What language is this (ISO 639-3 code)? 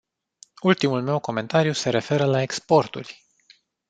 ron